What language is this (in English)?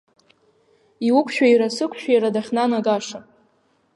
Abkhazian